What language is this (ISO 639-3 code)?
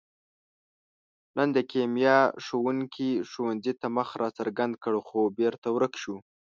pus